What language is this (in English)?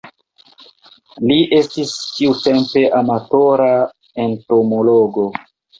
Esperanto